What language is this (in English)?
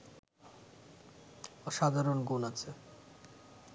Bangla